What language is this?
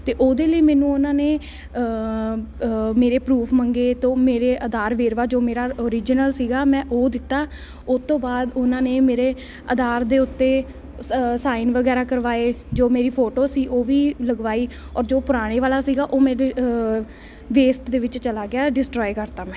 Punjabi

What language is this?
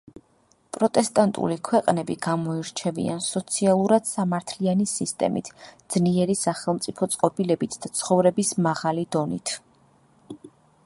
Georgian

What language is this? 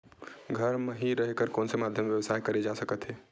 Chhattisgarhi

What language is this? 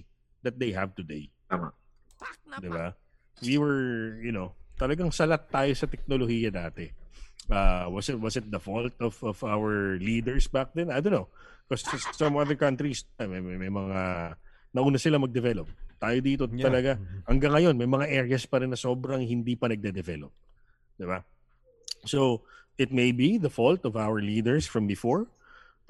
Filipino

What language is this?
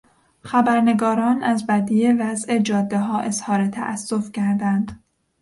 Persian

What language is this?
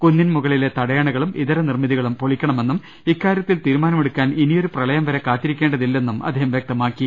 Malayalam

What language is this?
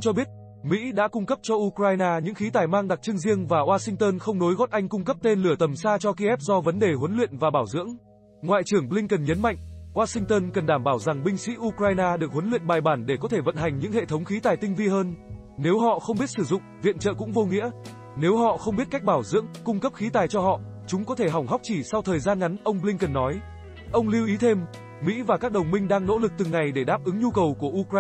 Vietnamese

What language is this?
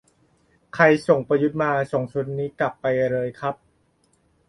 Thai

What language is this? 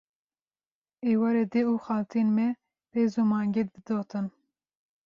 Kurdish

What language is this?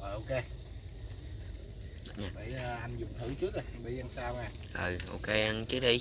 Vietnamese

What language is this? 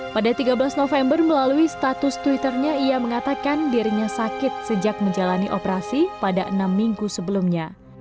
Indonesian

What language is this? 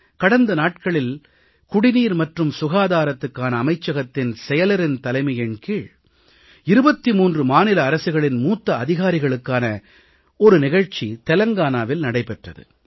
Tamil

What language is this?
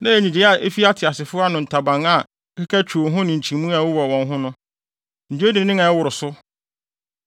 Akan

